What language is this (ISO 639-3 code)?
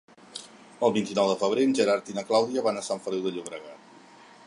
cat